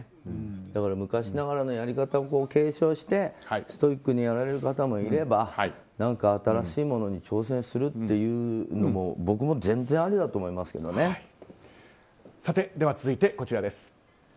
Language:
Japanese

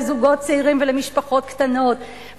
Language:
Hebrew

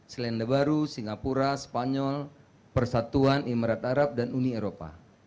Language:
Indonesian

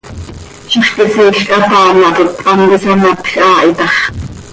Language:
Seri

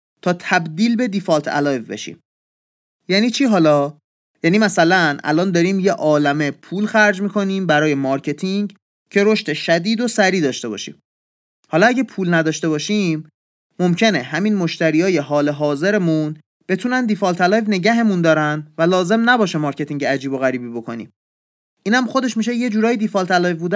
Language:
Persian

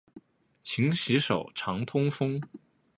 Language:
Chinese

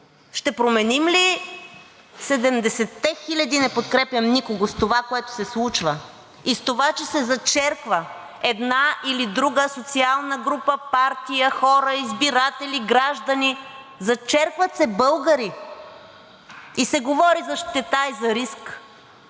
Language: Bulgarian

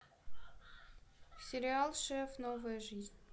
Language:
Russian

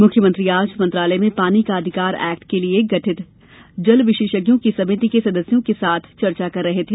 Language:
Hindi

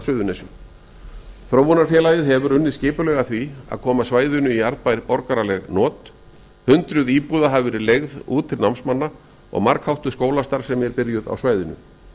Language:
Icelandic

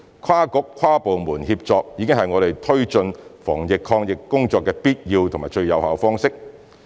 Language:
Cantonese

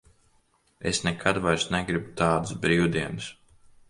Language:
Latvian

